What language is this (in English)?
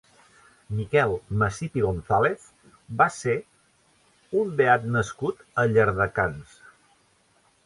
Catalan